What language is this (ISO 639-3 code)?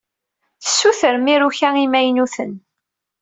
kab